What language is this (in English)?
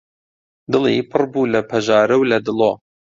Central Kurdish